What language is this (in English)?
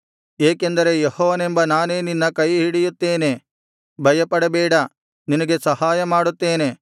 Kannada